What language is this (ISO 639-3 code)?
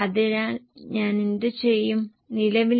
mal